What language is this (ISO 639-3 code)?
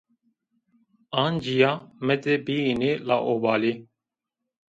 zza